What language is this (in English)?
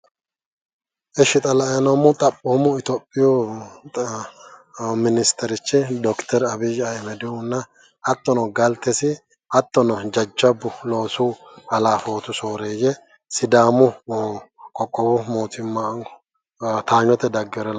Sidamo